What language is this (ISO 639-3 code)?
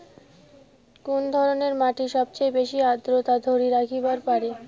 ben